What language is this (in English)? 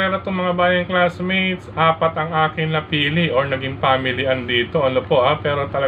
Filipino